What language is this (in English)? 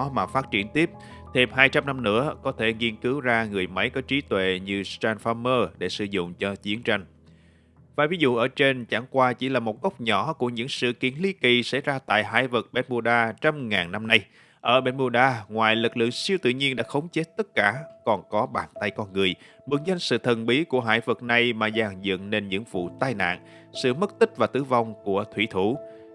Vietnamese